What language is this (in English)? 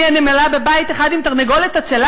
Hebrew